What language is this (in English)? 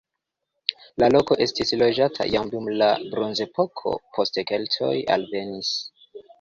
Esperanto